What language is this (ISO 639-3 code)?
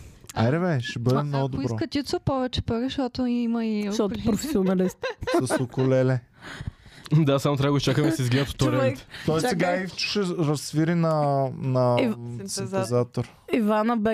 bul